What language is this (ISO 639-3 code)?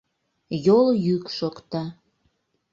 chm